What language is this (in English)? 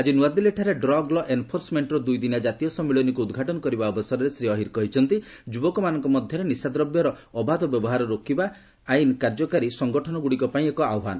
Odia